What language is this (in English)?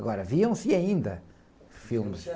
Portuguese